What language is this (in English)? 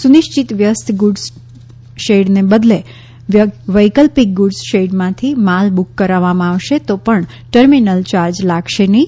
Gujarati